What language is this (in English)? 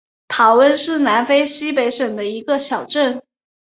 Chinese